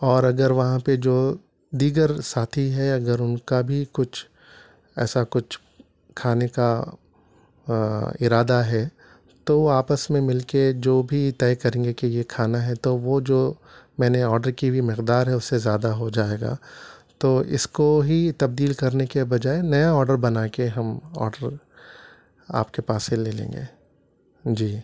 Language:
Urdu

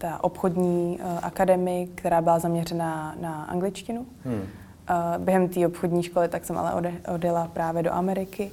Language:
Czech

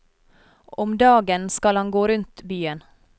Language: Norwegian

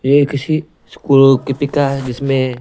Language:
Hindi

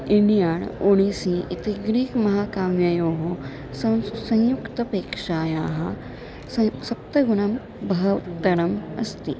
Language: Sanskrit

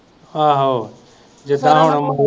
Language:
Punjabi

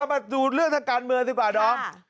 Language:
Thai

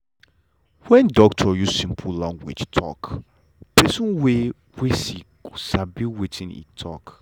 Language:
Nigerian Pidgin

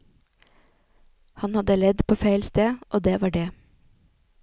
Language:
Norwegian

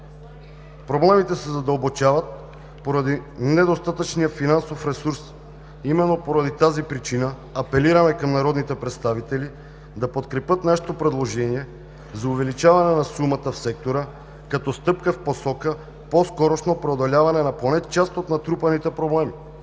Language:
Bulgarian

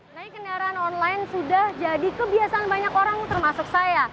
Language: Indonesian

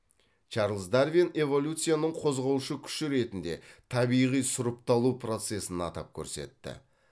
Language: Kazakh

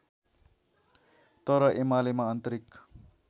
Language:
Nepali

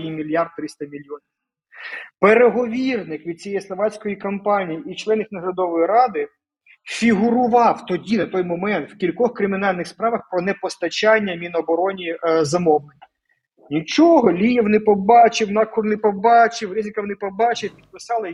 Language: Ukrainian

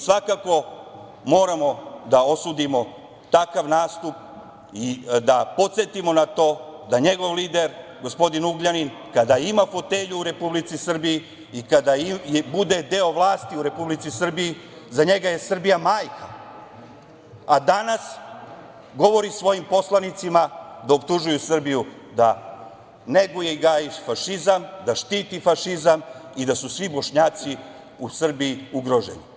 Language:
Serbian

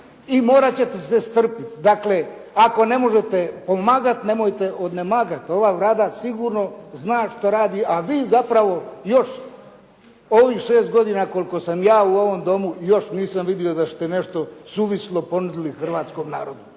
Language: Croatian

